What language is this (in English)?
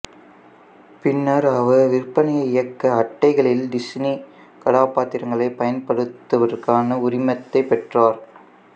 Tamil